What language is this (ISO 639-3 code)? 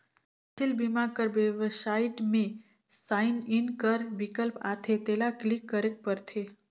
hne